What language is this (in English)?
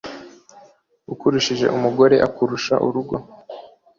Kinyarwanda